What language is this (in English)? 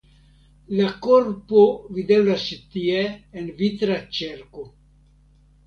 Esperanto